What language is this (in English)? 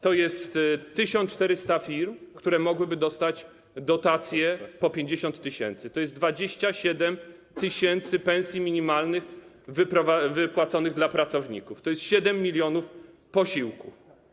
Polish